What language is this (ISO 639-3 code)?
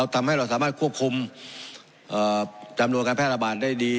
tha